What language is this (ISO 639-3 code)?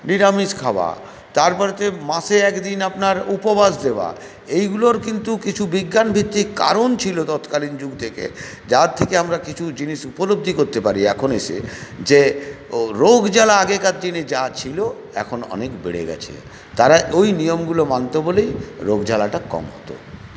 ben